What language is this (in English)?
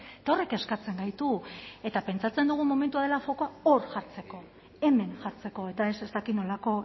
Basque